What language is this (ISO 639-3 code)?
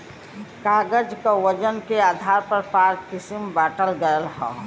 bho